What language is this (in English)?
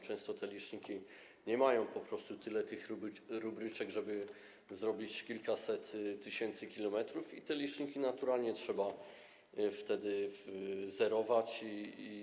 Polish